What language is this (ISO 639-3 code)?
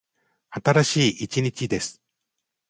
jpn